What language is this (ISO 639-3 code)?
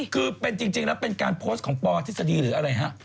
tha